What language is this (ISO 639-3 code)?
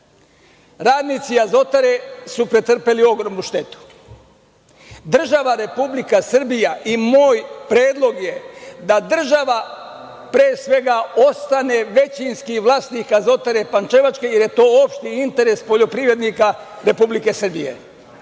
srp